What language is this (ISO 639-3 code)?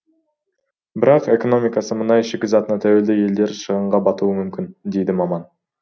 kaz